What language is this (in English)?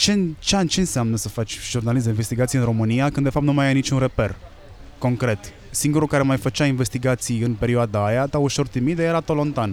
Romanian